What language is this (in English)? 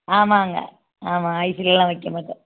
Tamil